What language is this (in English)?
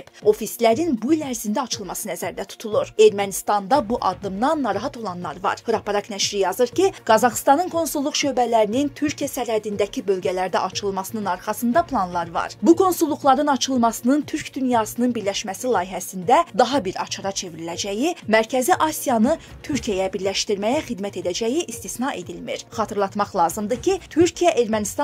Turkish